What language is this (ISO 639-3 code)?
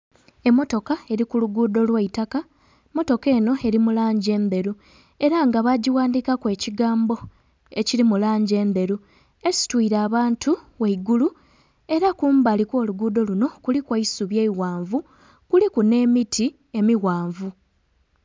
xog